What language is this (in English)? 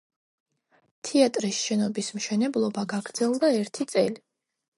Georgian